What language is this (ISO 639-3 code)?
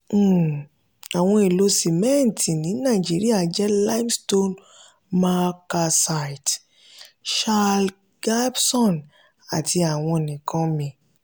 yor